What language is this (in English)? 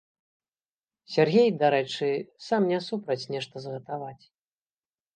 Belarusian